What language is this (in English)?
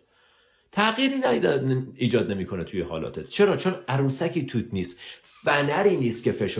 Persian